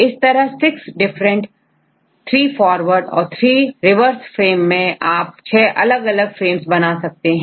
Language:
Hindi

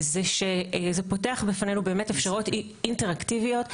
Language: Hebrew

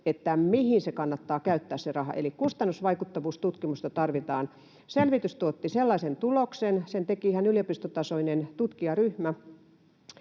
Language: Finnish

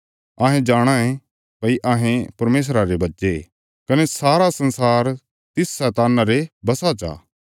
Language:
Bilaspuri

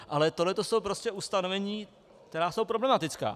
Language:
Czech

